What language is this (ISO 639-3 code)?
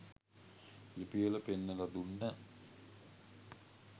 sin